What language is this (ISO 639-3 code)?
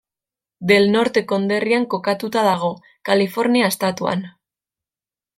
eus